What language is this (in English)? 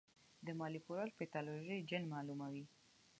Pashto